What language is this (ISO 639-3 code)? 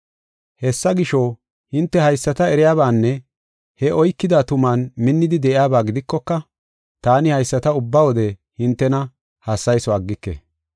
gof